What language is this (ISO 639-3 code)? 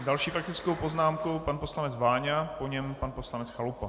ces